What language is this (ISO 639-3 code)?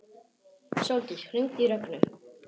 isl